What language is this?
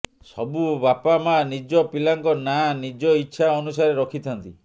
Odia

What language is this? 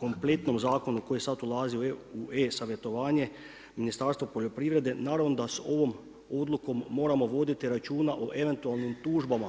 Croatian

